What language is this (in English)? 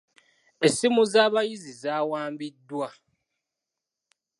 Ganda